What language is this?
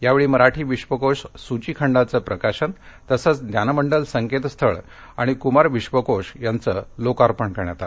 Marathi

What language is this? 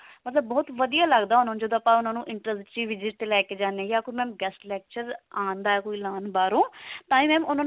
Punjabi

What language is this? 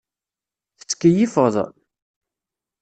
Kabyle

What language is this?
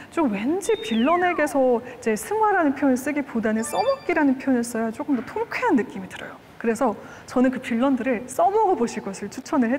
Korean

